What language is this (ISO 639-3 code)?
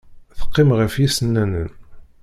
kab